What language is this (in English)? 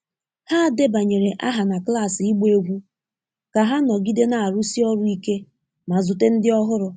Igbo